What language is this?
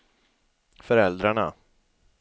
Swedish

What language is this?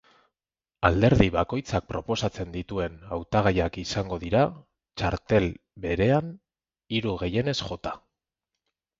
Basque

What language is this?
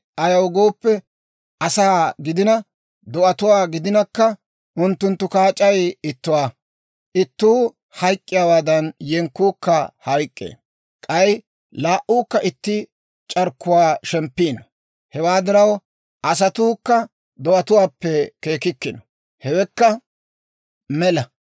Dawro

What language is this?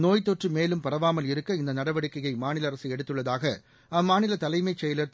Tamil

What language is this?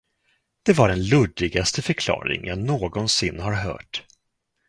Swedish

